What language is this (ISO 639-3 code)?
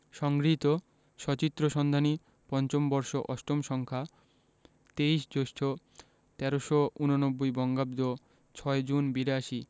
ben